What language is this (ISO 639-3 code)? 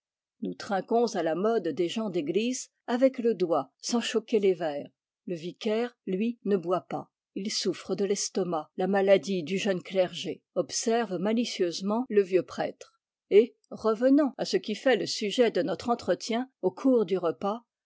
fra